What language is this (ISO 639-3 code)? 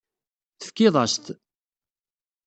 kab